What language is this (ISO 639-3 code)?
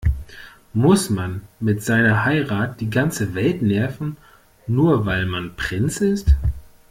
deu